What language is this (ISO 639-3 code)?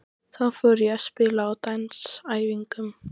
isl